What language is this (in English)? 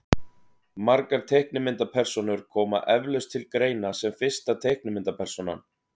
Icelandic